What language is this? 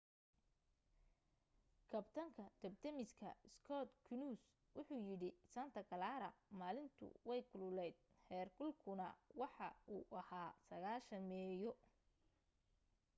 Somali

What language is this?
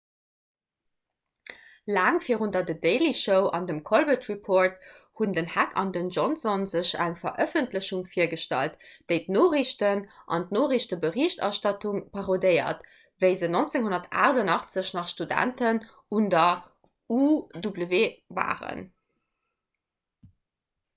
Luxembourgish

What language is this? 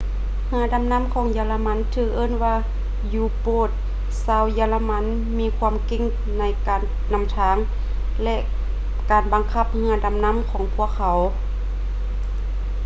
Lao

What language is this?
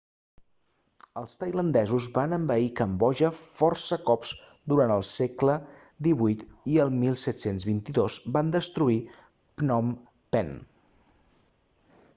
Catalan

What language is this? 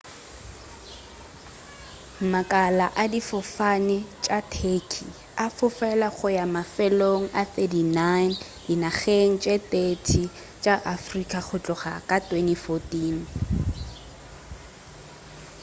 Northern Sotho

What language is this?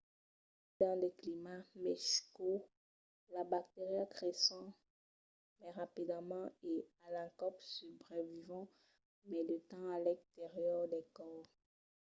Occitan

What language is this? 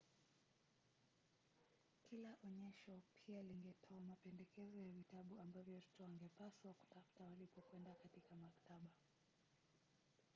Swahili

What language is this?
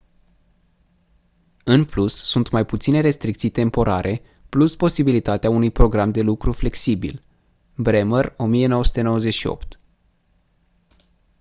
Romanian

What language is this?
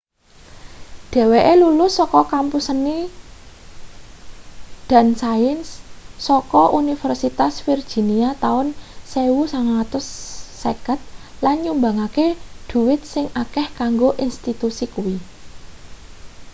Javanese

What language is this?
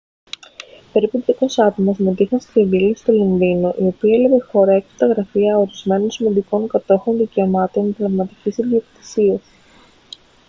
Greek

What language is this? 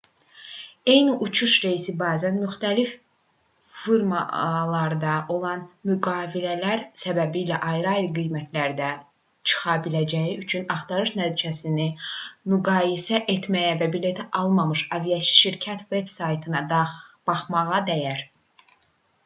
Azerbaijani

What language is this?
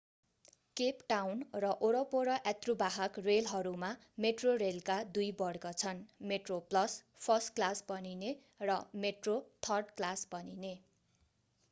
Nepali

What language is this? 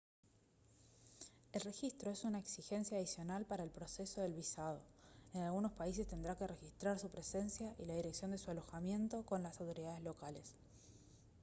Spanish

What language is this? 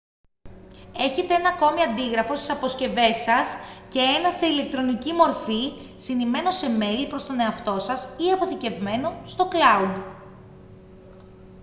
Greek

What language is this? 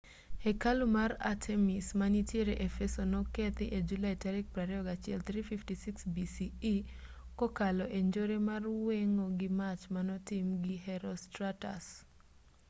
Luo (Kenya and Tanzania)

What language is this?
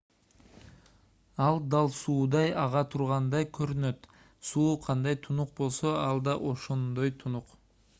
Kyrgyz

